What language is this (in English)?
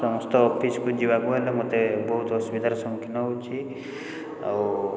Odia